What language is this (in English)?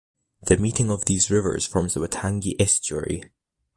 English